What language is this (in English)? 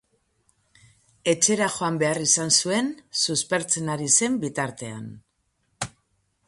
Basque